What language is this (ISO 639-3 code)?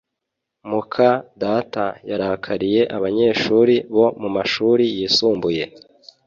kin